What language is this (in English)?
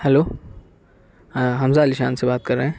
Urdu